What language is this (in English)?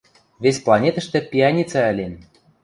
Western Mari